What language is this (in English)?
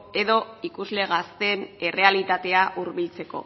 Basque